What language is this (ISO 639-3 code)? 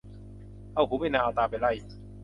tha